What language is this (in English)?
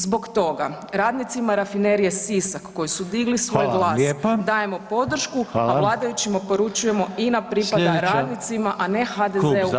Croatian